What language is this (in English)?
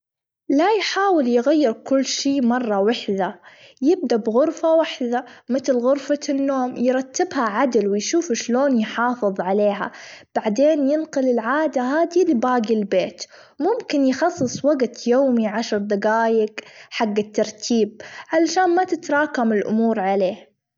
Gulf Arabic